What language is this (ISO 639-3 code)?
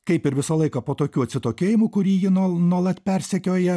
lit